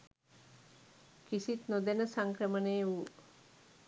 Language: Sinhala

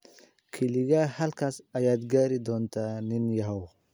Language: Somali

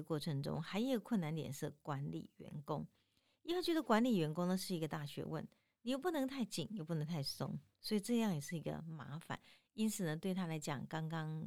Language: Chinese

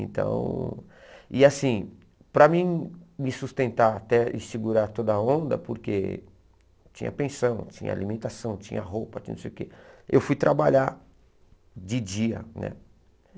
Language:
Portuguese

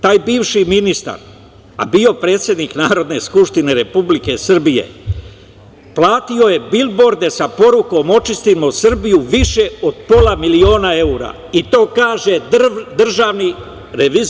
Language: Serbian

